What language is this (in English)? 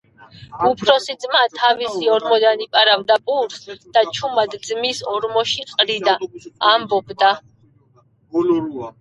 Georgian